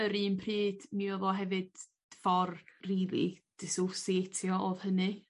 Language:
Welsh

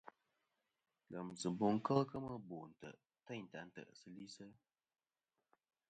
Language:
Kom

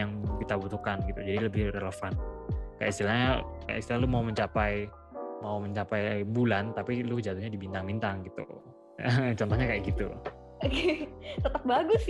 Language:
Indonesian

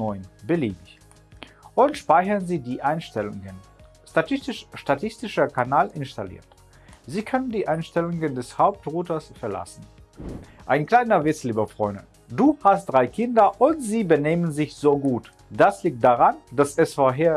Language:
German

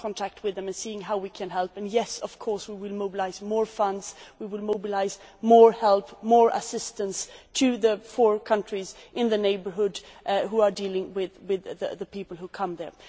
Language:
English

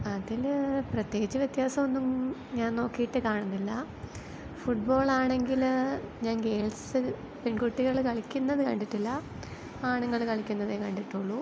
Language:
Malayalam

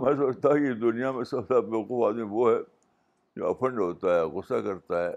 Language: Urdu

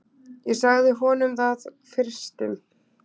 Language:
Icelandic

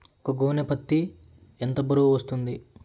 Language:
Telugu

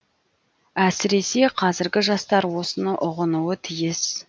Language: Kazakh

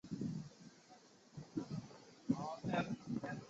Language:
Chinese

